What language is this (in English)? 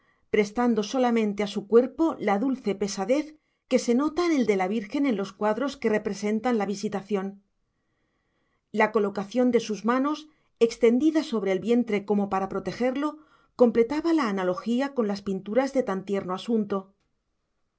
Spanish